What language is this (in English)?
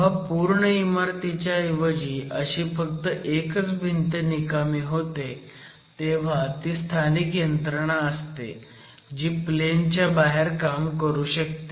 Marathi